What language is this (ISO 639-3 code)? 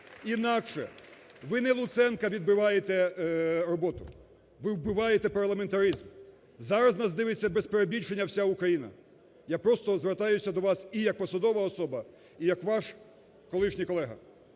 ukr